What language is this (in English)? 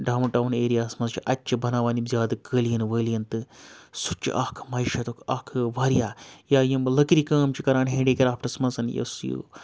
Kashmiri